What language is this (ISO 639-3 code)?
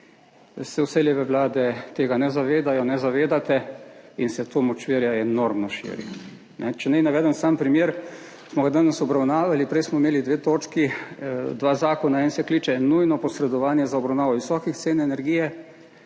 slv